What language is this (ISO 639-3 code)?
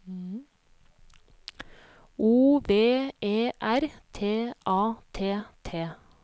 nor